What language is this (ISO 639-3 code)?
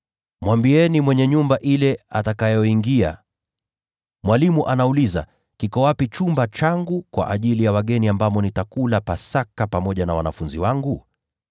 swa